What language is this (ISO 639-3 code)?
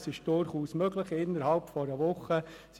gsw